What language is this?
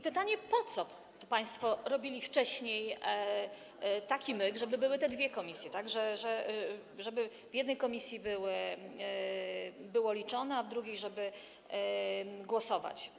Polish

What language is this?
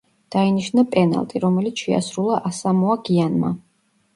Georgian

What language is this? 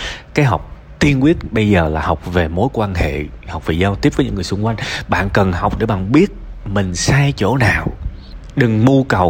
Vietnamese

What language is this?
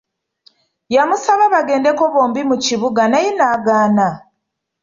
Ganda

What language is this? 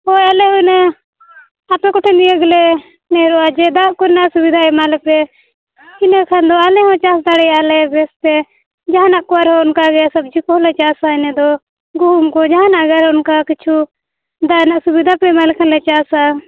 Santali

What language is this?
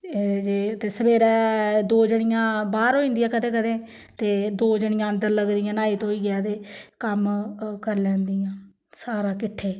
Dogri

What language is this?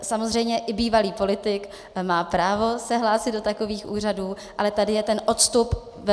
Czech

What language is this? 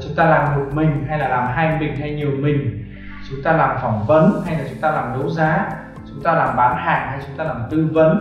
Vietnamese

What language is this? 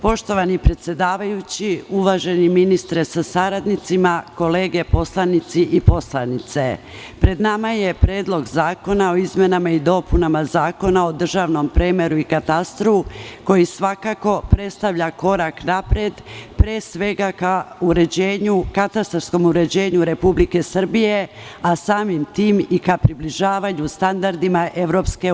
Serbian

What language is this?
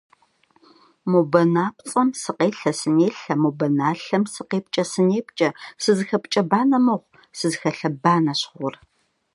Kabardian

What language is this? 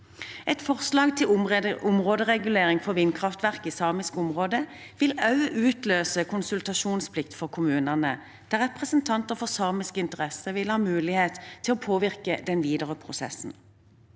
Norwegian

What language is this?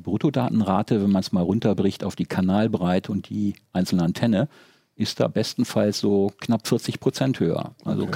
German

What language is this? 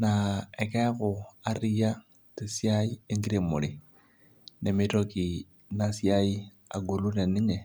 Masai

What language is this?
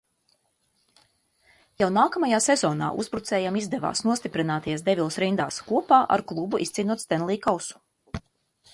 Latvian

